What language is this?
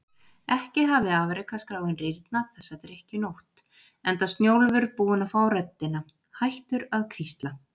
Icelandic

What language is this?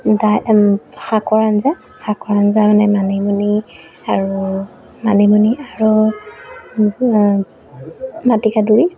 Assamese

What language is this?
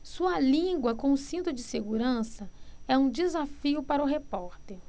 Portuguese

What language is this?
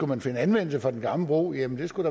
Danish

